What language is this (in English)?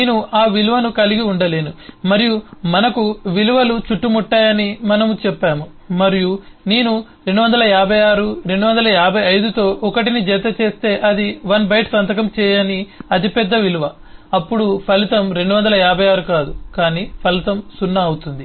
Telugu